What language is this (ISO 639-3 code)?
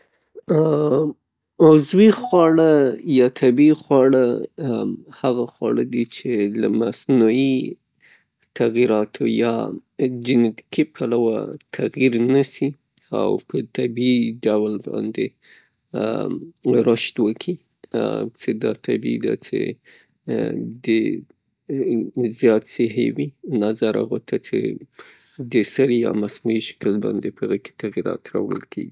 pus